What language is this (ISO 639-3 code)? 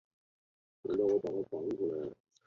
zho